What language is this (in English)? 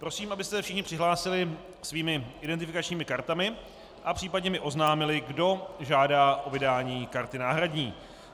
Czech